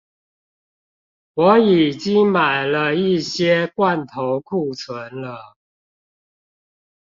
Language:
Chinese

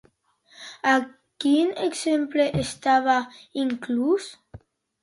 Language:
Catalan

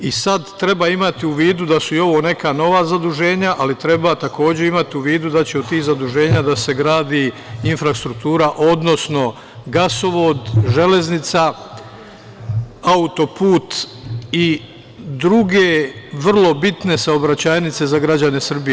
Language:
Serbian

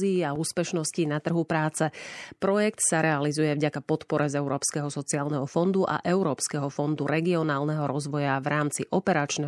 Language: Slovak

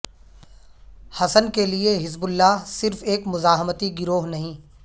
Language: Urdu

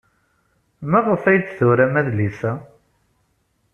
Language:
Kabyle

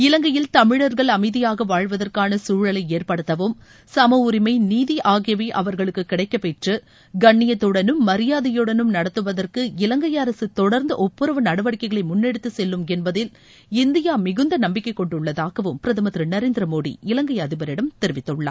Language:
Tamil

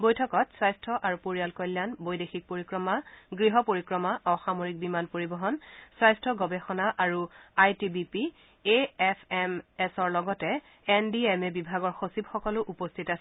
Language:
Assamese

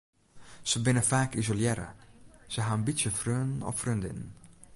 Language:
Western Frisian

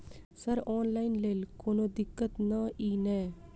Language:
Maithili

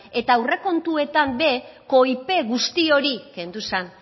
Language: Basque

